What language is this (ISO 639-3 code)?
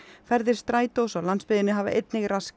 isl